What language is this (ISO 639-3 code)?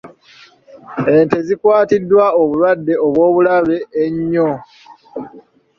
lug